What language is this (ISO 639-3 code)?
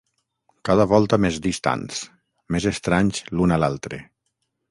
cat